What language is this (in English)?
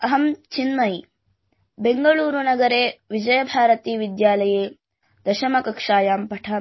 Hindi